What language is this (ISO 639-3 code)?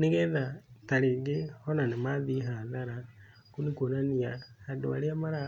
kik